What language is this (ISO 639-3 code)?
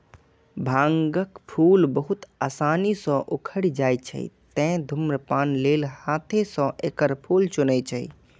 mai